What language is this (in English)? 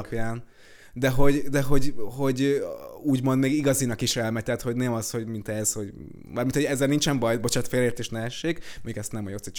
Hungarian